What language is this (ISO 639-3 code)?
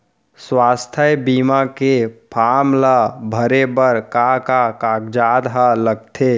hne